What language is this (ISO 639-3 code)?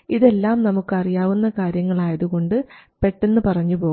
mal